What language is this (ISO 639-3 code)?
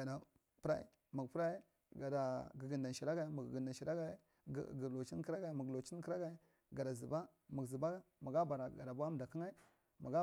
mrt